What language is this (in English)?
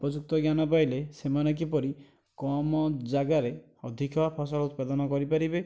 Odia